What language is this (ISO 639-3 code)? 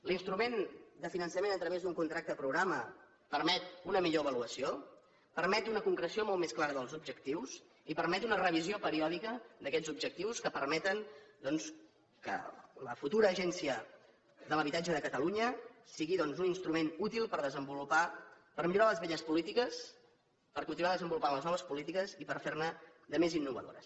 cat